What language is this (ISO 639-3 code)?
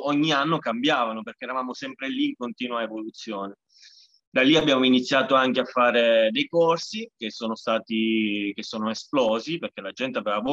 ita